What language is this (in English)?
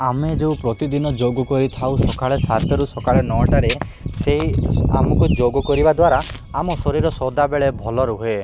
Odia